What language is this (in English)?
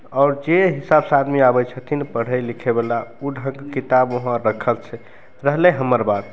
Maithili